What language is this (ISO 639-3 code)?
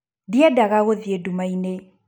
kik